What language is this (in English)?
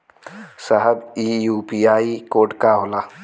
Bhojpuri